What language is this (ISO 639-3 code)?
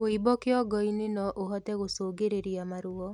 kik